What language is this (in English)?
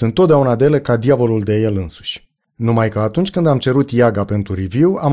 Romanian